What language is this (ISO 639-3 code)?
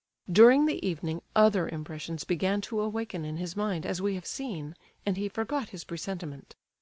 eng